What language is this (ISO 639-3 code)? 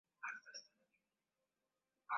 swa